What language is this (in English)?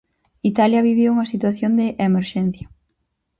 Galician